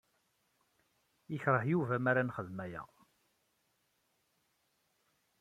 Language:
Kabyle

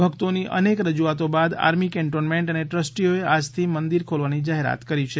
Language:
Gujarati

